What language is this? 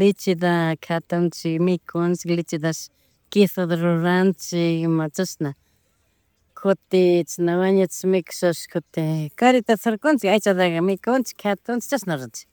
Chimborazo Highland Quichua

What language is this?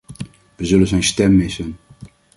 Dutch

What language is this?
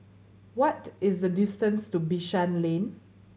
English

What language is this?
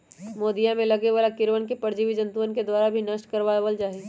Magahi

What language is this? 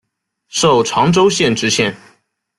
Chinese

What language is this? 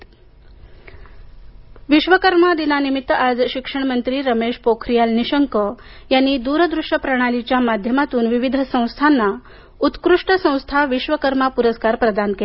Marathi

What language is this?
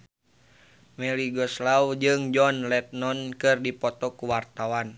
Sundanese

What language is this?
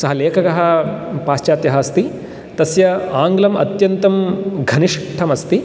Sanskrit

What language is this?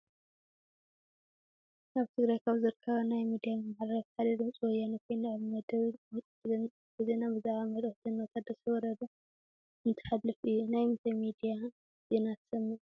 Tigrinya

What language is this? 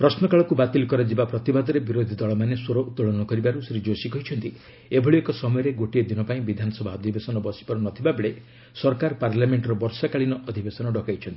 Odia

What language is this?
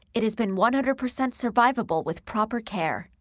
English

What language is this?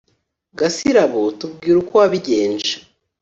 Kinyarwanda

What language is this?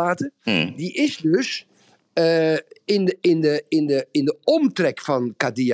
Dutch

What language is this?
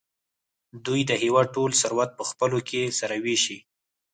Pashto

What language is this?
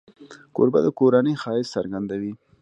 Pashto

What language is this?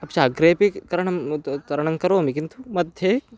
Sanskrit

